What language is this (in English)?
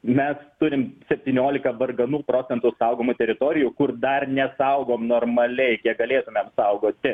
Lithuanian